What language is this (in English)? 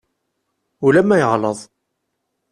Kabyle